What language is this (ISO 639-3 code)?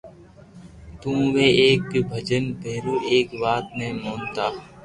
lrk